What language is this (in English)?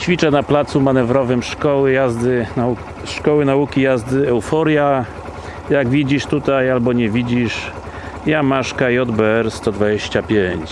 Polish